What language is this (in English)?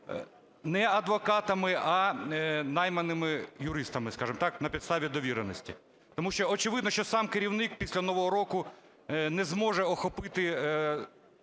Ukrainian